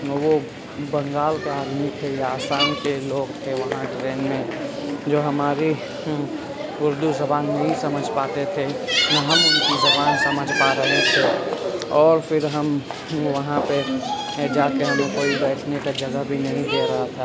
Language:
Urdu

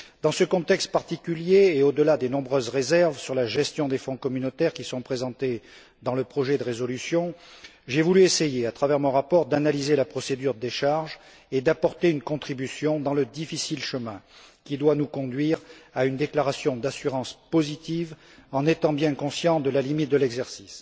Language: French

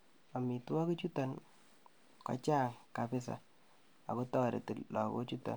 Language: Kalenjin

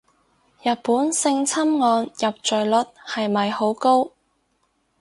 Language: Cantonese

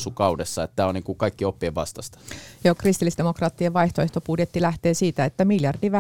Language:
Finnish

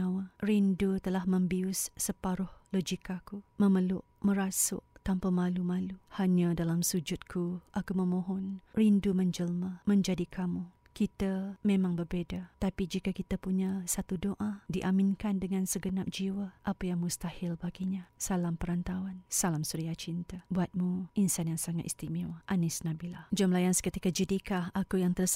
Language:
Malay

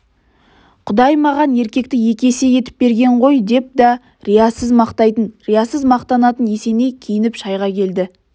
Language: Kazakh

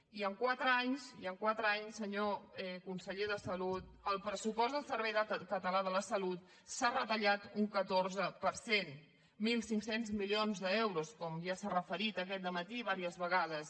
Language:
Catalan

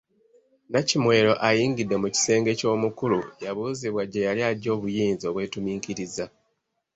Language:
Ganda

